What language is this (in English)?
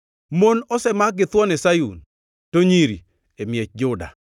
Luo (Kenya and Tanzania)